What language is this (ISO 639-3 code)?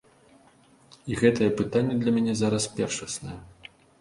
bel